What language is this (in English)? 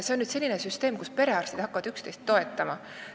Estonian